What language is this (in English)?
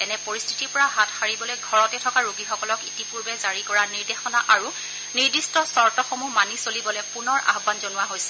Assamese